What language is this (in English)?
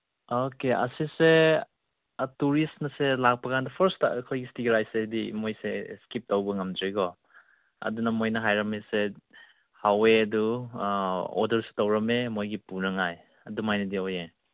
Manipuri